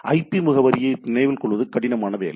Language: Tamil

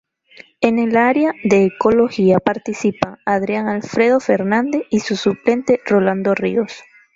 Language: Spanish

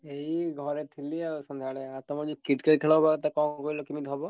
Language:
Odia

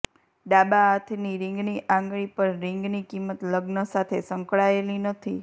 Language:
Gujarati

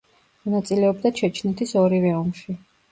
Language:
Georgian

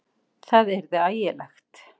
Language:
Icelandic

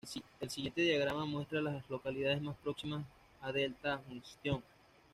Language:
Spanish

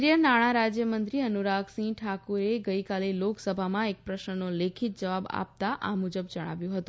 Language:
Gujarati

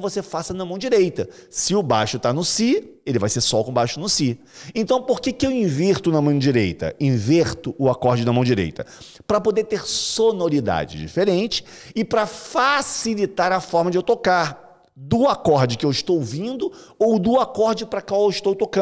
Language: Portuguese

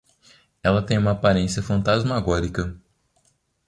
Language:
Portuguese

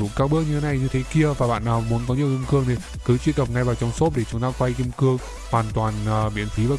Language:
Vietnamese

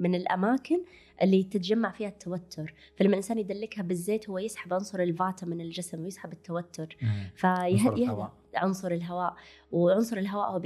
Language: Arabic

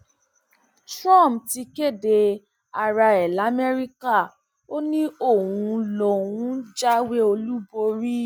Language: Yoruba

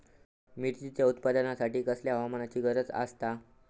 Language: Marathi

